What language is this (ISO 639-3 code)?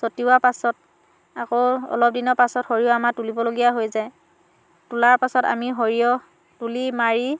asm